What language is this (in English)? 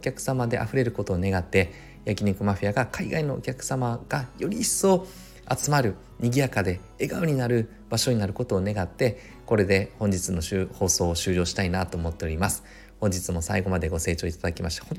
Japanese